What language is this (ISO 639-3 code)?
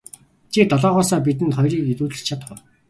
mon